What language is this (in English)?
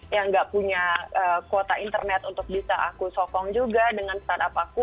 Indonesian